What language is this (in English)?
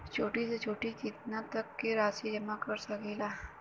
Bhojpuri